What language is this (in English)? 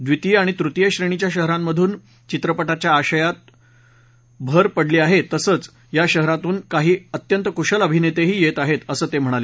Marathi